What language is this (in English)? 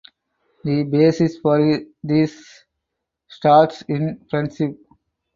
English